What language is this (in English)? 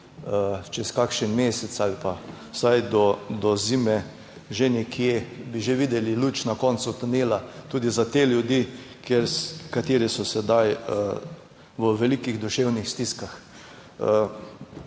Slovenian